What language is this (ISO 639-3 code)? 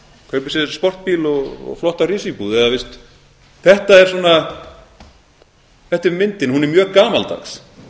isl